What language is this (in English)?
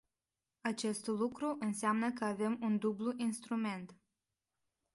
Romanian